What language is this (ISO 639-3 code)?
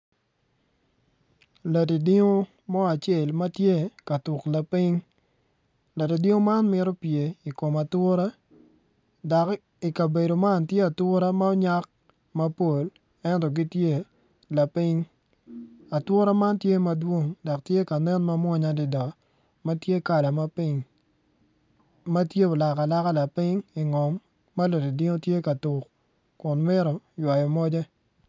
ach